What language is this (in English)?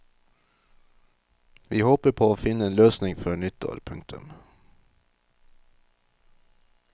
Norwegian